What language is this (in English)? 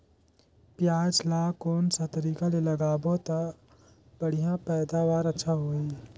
Chhattisgarhi